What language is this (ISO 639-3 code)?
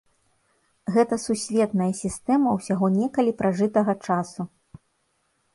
bel